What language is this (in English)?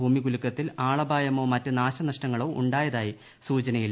Malayalam